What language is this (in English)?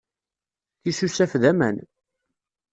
Kabyle